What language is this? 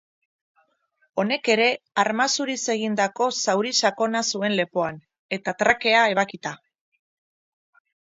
Basque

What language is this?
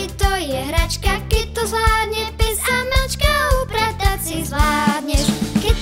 Czech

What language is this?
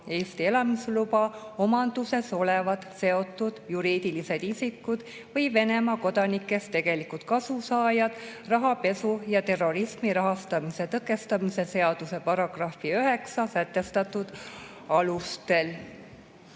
Estonian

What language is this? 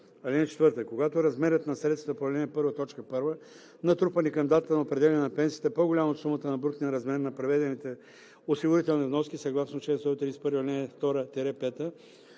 Bulgarian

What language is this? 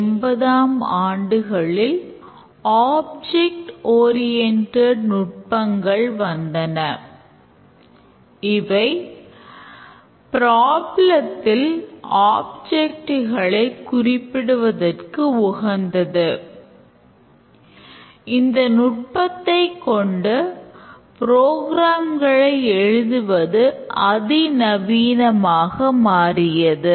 Tamil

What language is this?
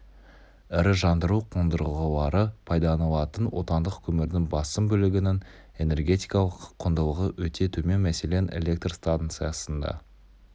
Kazakh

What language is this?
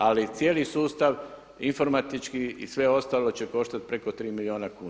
Croatian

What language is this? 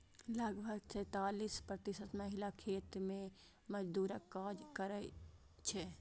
Maithili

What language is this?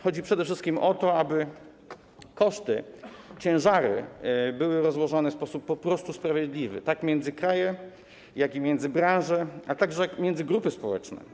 Polish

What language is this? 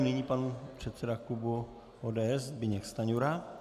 Czech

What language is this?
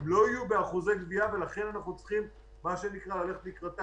Hebrew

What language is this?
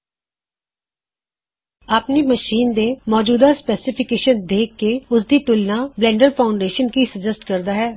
Punjabi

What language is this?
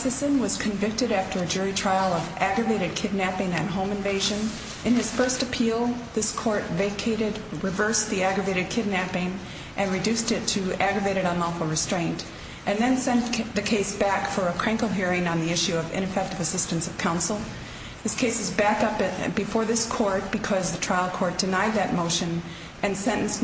English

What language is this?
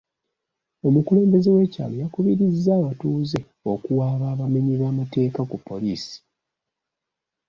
Ganda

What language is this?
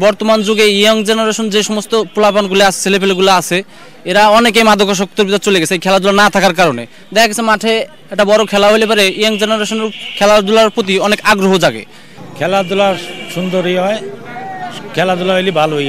Romanian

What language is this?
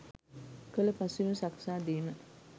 Sinhala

